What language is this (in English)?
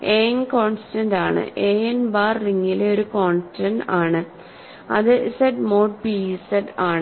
Malayalam